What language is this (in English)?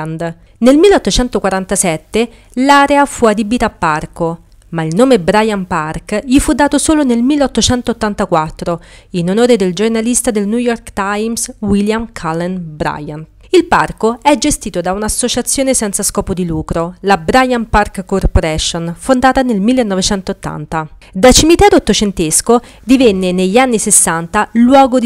Italian